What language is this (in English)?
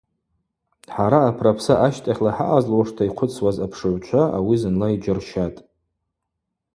Abaza